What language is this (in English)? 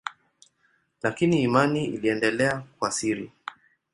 Swahili